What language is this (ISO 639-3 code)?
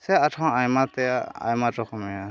sat